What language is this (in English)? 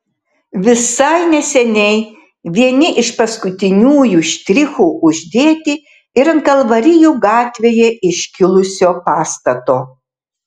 Lithuanian